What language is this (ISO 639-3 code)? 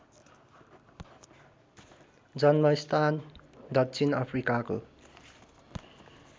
nep